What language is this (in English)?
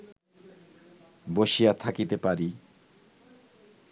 Bangla